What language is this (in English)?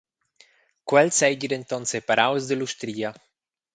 Romansh